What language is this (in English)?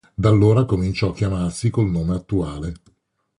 Italian